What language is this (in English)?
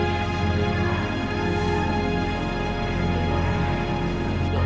Indonesian